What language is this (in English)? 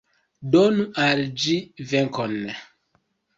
Esperanto